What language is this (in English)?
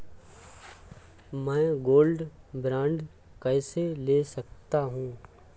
Hindi